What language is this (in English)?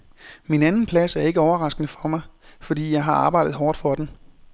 Danish